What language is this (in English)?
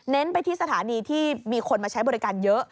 Thai